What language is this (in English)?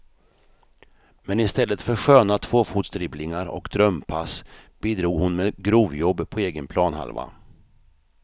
Swedish